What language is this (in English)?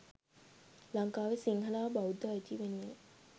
Sinhala